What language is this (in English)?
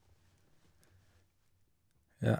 Norwegian